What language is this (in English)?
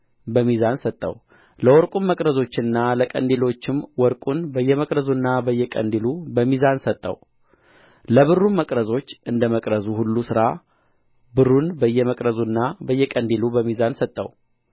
Amharic